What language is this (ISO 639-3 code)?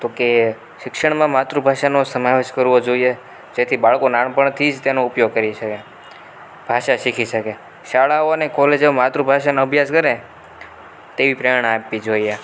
guj